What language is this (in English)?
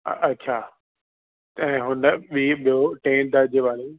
Sindhi